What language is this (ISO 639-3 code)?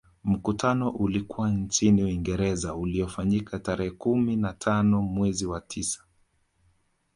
swa